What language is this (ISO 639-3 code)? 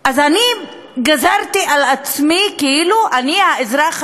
heb